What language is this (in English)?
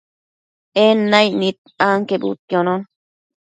Matsés